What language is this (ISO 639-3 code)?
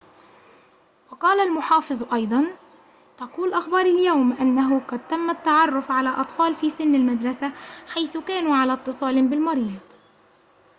ara